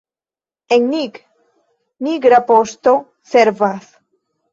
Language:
Esperanto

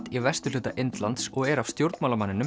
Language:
Icelandic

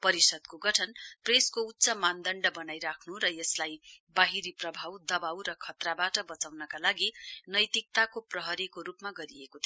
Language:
Nepali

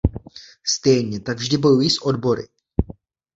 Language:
Czech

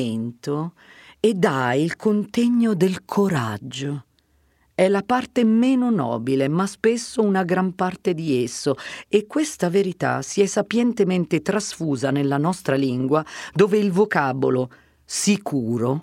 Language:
Italian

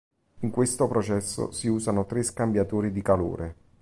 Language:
Italian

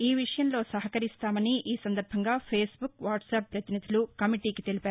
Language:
Telugu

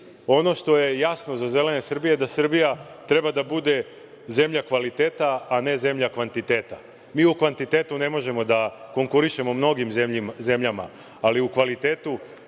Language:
Serbian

